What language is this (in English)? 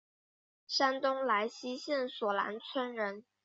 Chinese